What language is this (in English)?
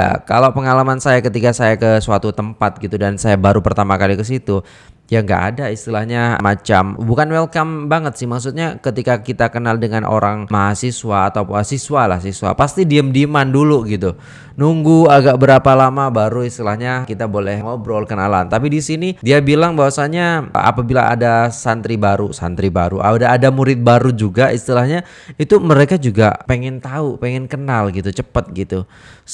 Indonesian